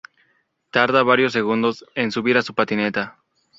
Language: Spanish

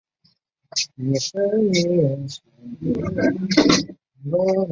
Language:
Chinese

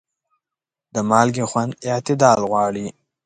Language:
Pashto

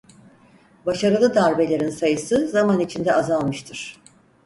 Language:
Turkish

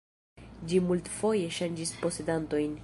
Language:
Esperanto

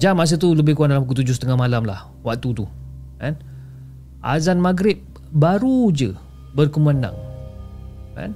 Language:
Malay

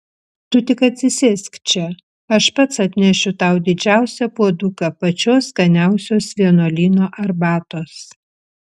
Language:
Lithuanian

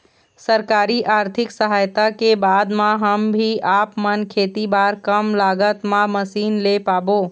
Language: Chhattisgarhi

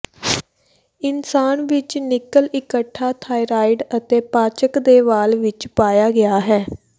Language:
Punjabi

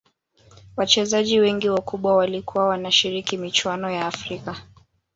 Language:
Swahili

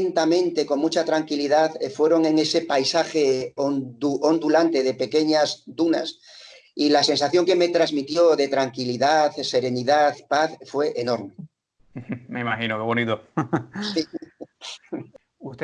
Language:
Spanish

